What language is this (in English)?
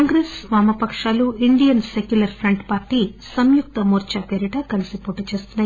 Telugu